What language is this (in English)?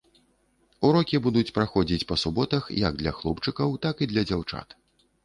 Belarusian